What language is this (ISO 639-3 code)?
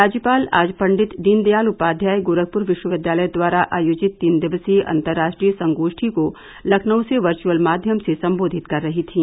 hin